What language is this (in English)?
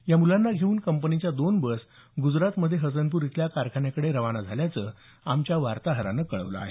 Marathi